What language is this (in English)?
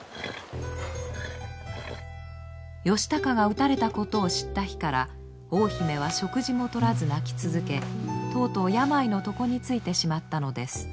Japanese